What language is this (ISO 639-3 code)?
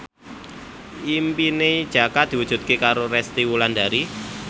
jav